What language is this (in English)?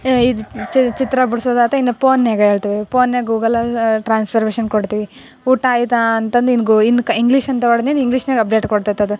Kannada